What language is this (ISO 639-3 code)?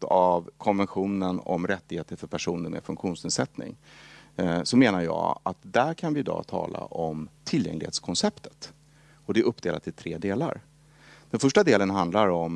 swe